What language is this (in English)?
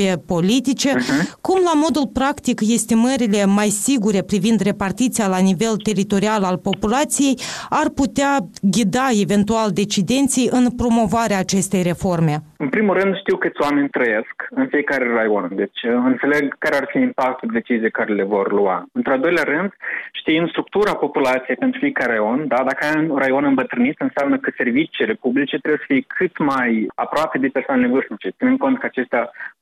Romanian